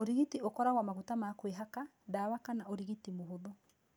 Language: Kikuyu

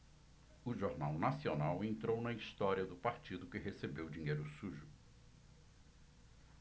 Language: Portuguese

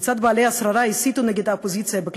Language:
Hebrew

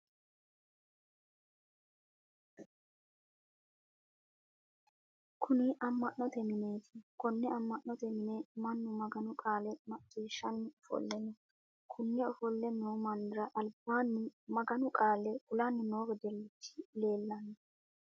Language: Sidamo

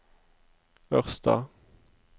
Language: Norwegian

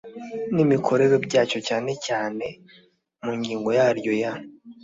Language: Kinyarwanda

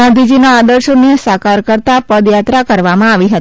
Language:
Gujarati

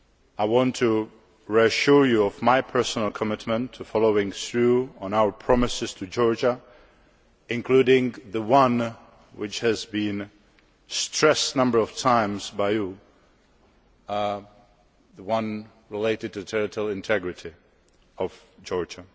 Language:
English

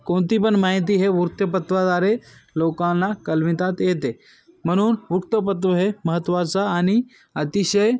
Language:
Marathi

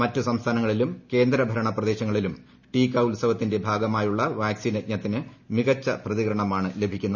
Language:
Malayalam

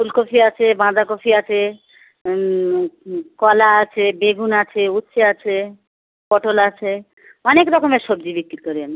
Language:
Bangla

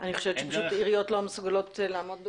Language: Hebrew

